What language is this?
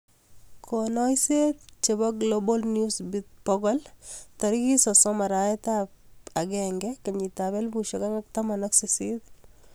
Kalenjin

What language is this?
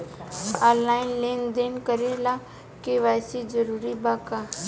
Bhojpuri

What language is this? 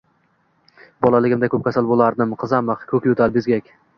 Uzbek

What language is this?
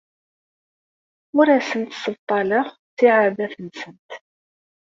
Kabyle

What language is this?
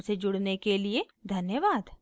Hindi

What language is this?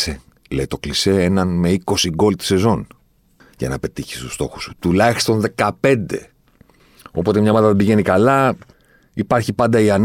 Greek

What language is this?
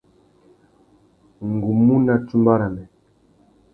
Tuki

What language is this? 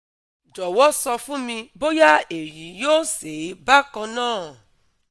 Yoruba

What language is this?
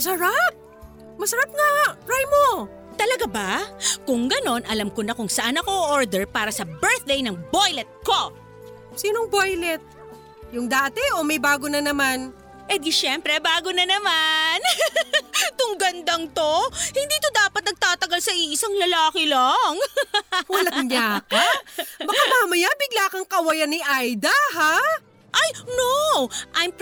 Filipino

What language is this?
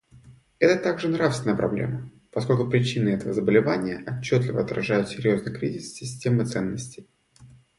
Russian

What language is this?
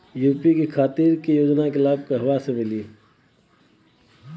Bhojpuri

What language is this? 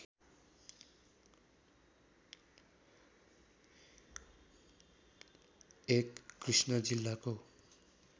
Nepali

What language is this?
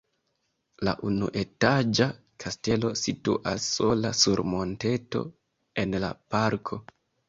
Esperanto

